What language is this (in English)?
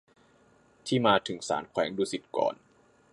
Thai